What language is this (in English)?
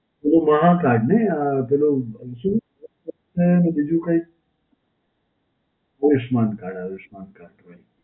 Gujarati